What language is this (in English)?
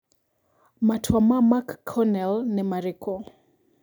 Kikuyu